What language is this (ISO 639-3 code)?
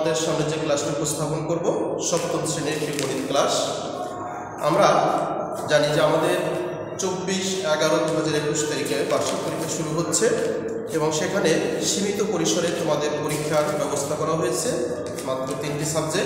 ron